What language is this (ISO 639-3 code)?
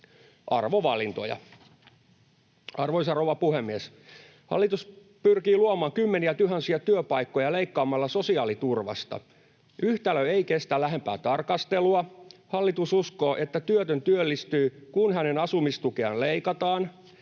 fin